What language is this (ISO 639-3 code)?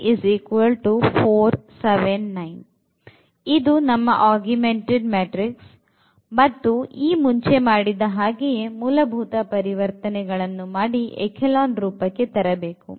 kan